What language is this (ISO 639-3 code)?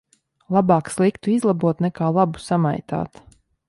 lav